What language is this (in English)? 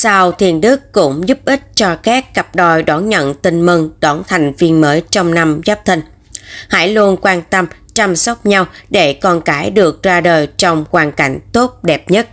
Vietnamese